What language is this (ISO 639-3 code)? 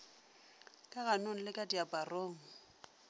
nso